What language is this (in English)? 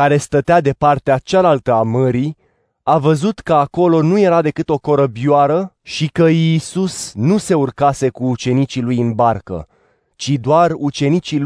Romanian